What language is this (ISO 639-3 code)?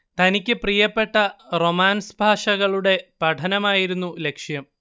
mal